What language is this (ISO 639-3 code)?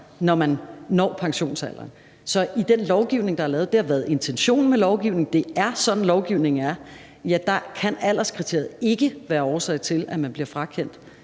dan